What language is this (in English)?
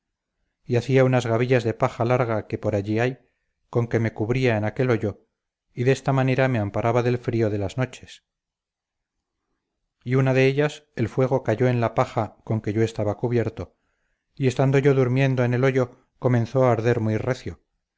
Spanish